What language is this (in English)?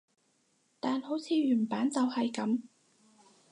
Cantonese